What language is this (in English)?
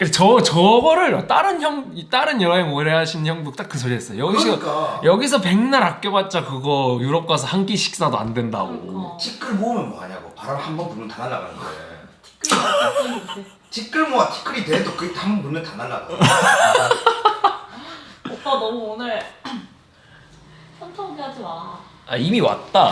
Korean